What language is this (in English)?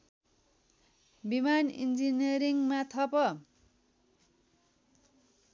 Nepali